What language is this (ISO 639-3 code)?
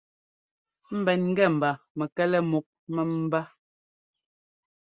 jgo